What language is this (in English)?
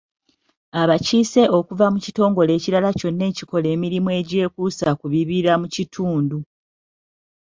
Ganda